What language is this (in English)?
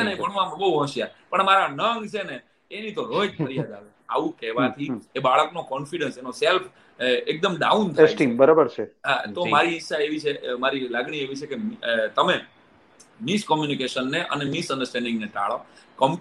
Gujarati